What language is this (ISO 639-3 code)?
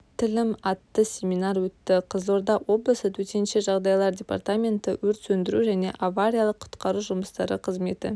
kaz